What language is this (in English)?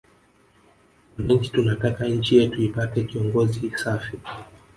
Swahili